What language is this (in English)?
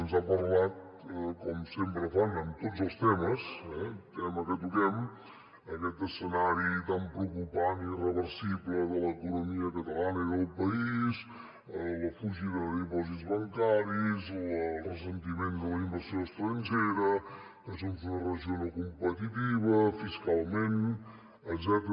Catalan